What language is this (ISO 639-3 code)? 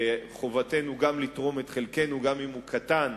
heb